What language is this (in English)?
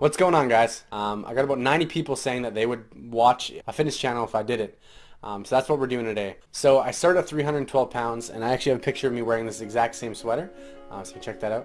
English